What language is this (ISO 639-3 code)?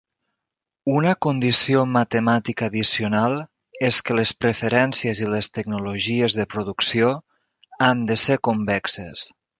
cat